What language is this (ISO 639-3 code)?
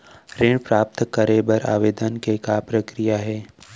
hne